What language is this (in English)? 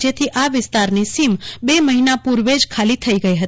Gujarati